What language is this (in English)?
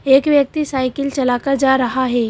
Hindi